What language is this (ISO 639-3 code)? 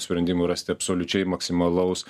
lit